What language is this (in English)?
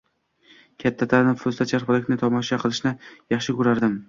Uzbek